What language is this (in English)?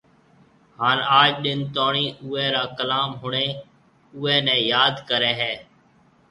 Marwari (Pakistan)